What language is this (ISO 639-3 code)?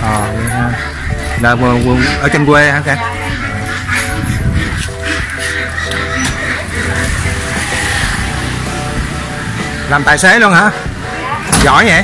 vie